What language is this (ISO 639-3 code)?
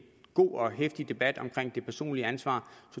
dan